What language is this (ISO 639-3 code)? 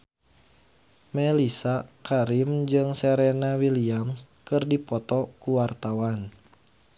sun